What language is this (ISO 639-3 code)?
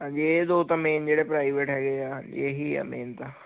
pan